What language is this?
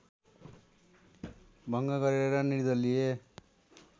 Nepali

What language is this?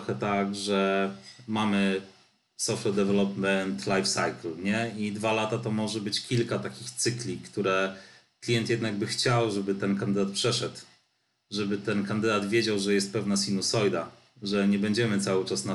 Polish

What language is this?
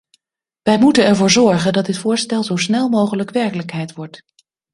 Dutch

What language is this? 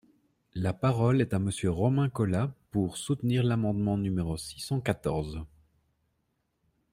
French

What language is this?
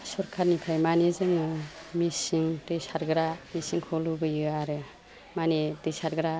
Bodo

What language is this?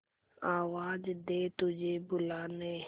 Hindi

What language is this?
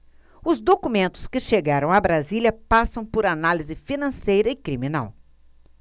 Portuguese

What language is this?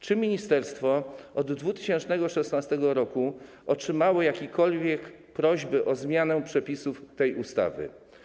Polish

